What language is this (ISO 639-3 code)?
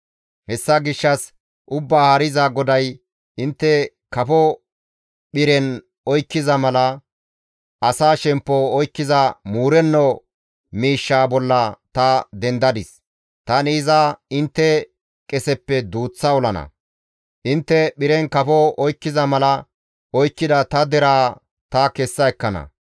gmv